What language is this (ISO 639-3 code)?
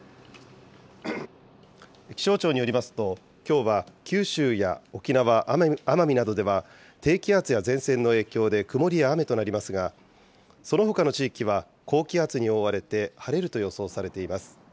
jpn